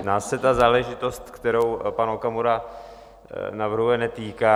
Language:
Czech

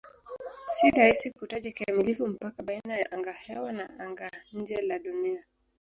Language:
Swahili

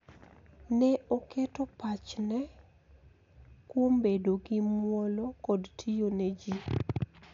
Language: Luo (Kenya and Tanzania)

